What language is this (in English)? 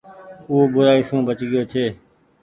Goaria